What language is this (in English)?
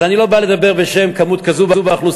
Hebrew